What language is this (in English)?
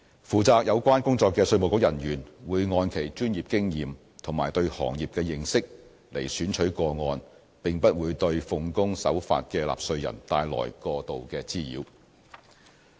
Cantonese